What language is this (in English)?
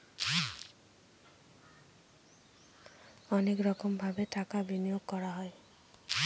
Bangla